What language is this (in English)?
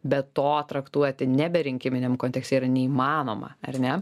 Lithuanian